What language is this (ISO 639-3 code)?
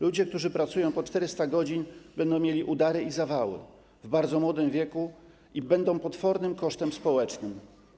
pol